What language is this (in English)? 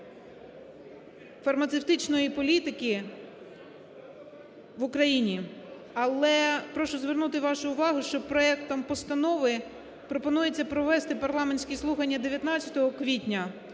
Ukrainian